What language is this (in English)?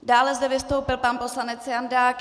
Czech